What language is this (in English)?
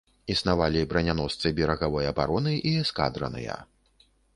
Belarusian